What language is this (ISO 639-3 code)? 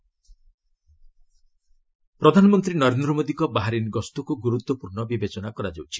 ori